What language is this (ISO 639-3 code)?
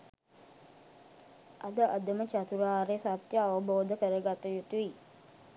sin